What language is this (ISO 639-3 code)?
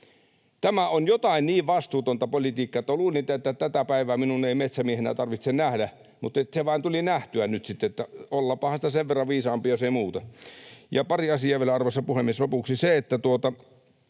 fin